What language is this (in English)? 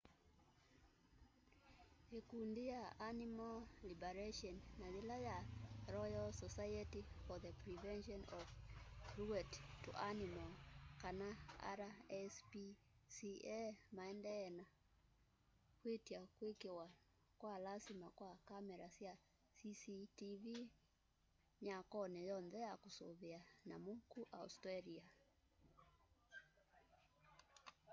Kamba